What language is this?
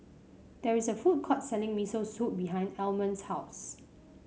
English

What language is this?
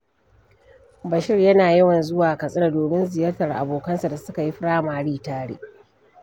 Hausa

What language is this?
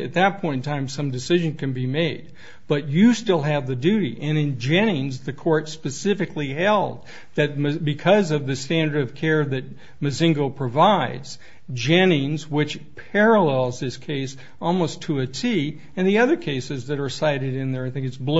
English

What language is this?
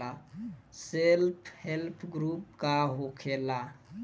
Bhojpuri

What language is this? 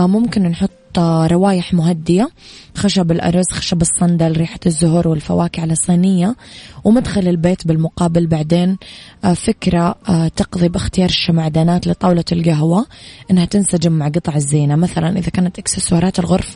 Arabic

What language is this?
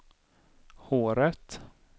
Swedish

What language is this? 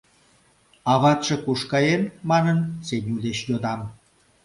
Mari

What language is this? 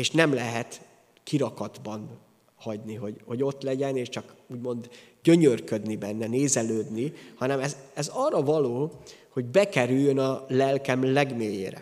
Hungarian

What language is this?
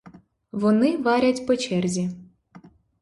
Ukrainian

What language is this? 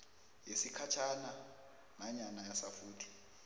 South Ndebele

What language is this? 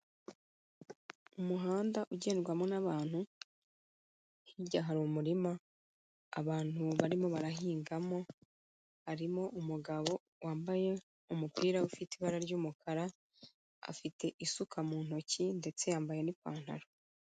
Kinyarwanda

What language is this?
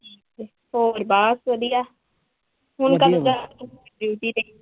Punjabi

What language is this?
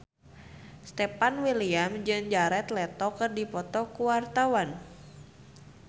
Sundanese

